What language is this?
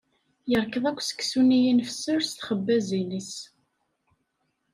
Kabyle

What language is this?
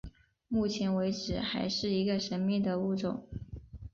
Chinese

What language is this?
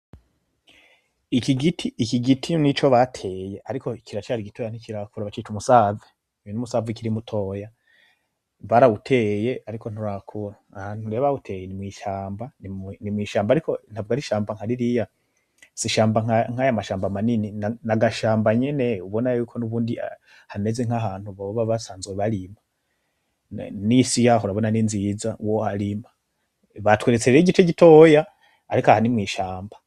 Rundi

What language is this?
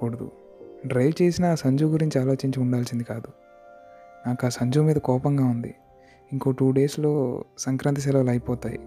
Telugu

